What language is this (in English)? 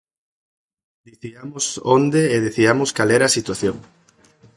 Galician